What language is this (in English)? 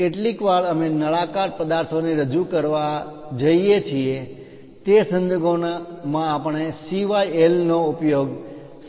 Gujarati